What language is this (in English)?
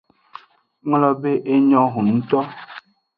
Aja (Benin)